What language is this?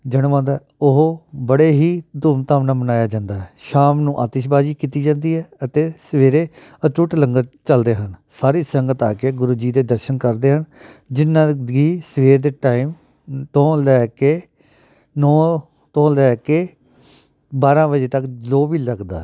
Punjabi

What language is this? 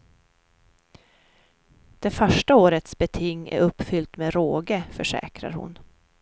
Swedish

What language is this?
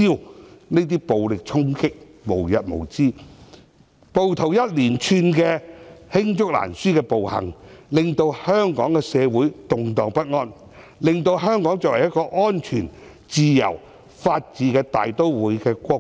Cantonese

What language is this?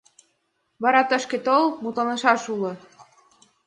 Mari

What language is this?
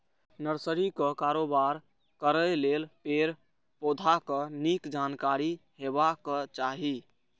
Maithili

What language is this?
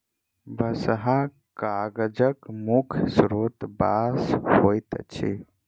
Maithili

